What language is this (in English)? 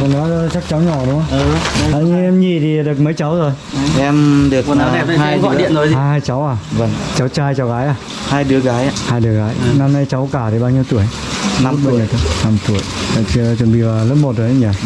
Vietnamese